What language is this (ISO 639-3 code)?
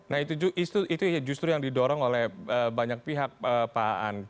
ind